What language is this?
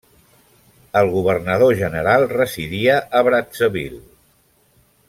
Catalan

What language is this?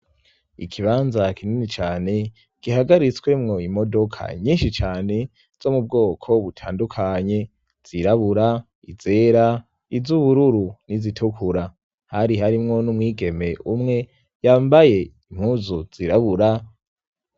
Rundi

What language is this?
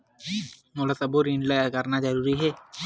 Chhattisgarhi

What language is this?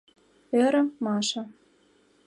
Mari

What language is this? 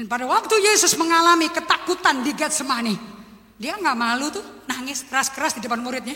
Indonesian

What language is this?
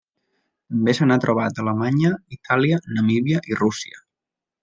Catalan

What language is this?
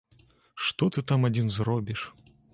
Belarusian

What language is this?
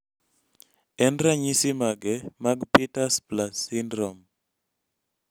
Luo (Kenya and Tanzania)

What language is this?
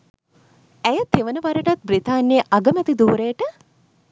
Sinhala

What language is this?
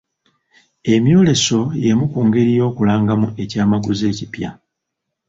Ganda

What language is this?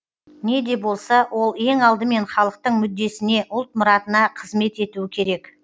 Kazakh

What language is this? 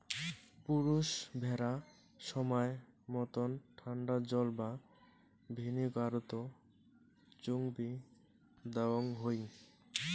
Bangla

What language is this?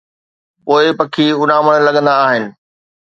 Sindhi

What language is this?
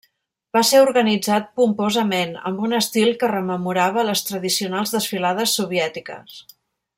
Catalan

